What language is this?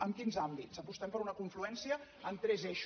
Catalan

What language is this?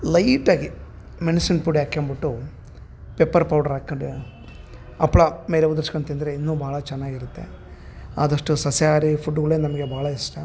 Kannada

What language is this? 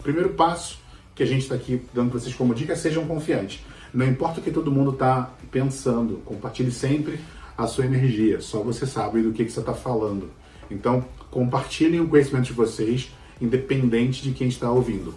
Portuguese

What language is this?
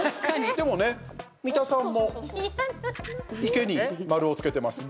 Japanese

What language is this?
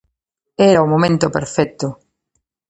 Galician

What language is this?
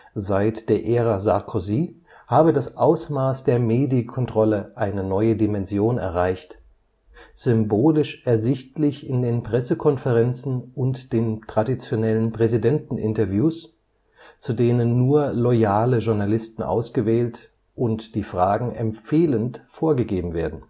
German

